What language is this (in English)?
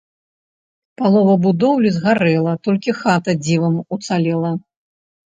Belarusian